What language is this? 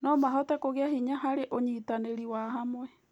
Kikuyu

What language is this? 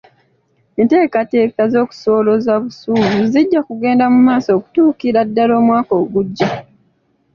Ganda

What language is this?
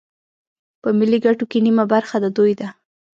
Pashto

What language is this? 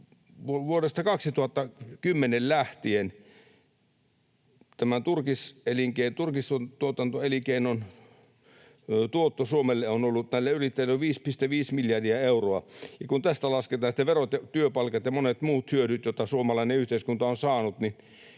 Finnish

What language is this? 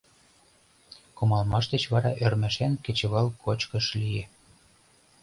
Mari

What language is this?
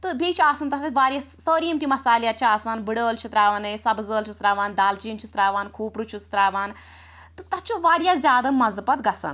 Kashmiri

